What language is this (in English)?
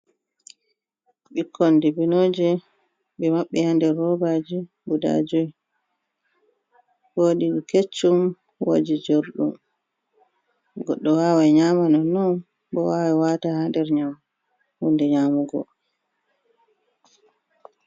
Fula